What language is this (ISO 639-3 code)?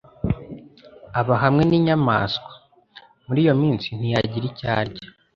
kin